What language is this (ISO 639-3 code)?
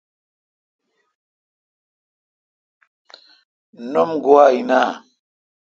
xka